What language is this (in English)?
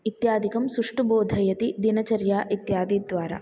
Sanskrit